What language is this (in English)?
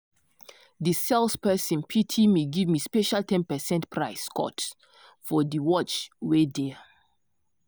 Nigerian Pidgin